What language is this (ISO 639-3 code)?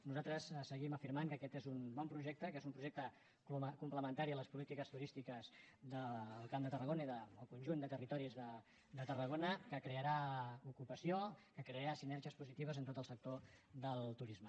cat